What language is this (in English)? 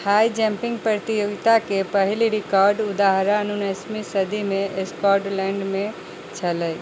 Maithili